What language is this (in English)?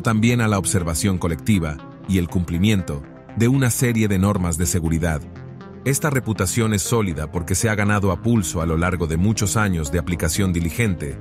Spanish